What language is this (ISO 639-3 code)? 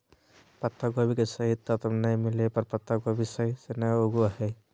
mag